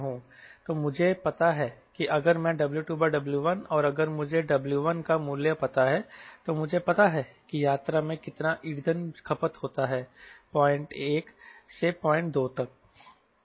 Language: Hindi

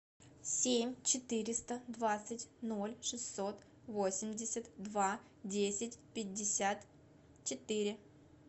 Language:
Russian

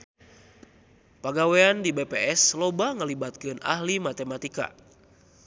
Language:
Sundanese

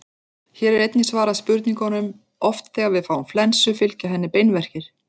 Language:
Icelandic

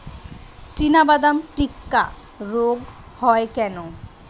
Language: Bangla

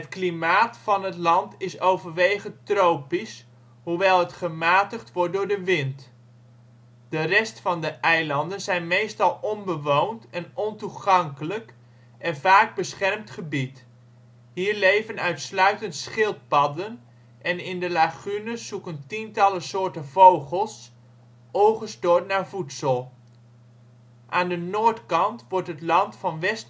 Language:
Dutch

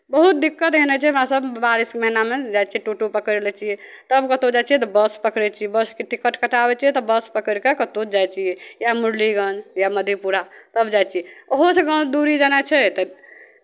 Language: Maithili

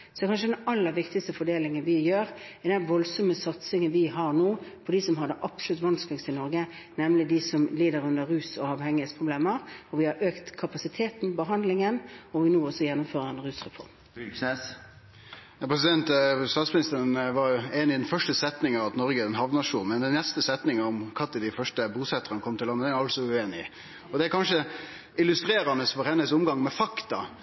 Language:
Norwegian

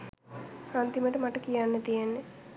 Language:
Sinhala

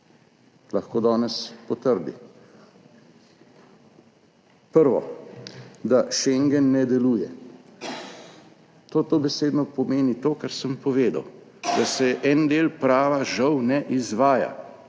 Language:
Slovenian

